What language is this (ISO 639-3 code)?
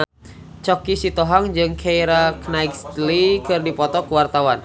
sun